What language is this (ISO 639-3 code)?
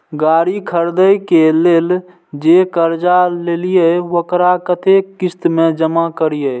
mai